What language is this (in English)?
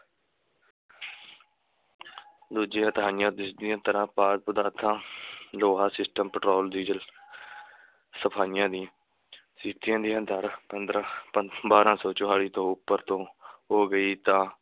Punjabi